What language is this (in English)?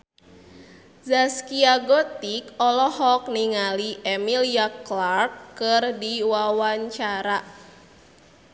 Sundanese